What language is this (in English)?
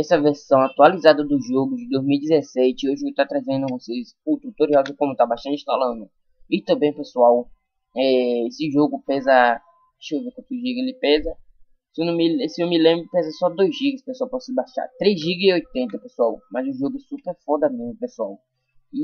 Portuguese